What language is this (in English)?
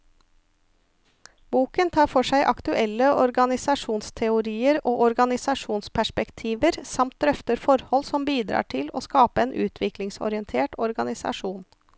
Norwegian